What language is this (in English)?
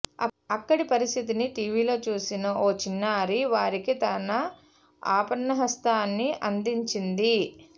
Telugu